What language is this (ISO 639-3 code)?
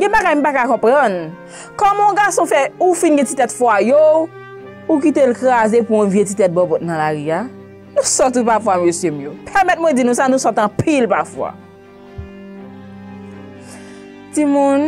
fra